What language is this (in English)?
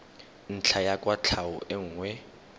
Tswana